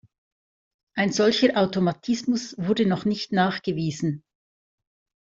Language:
German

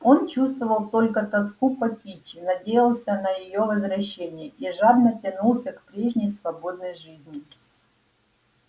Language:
Russian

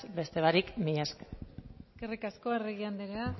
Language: Basque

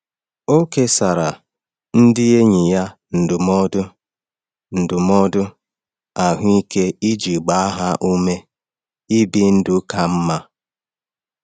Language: Igbo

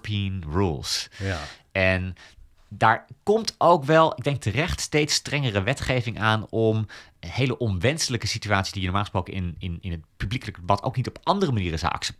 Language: Dutch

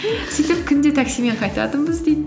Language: Kazakh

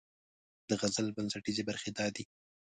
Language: Pashto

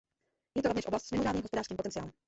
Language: Czech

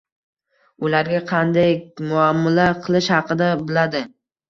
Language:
Uzbek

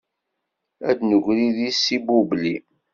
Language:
Kabyle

